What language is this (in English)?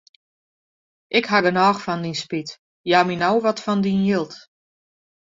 Western Frisian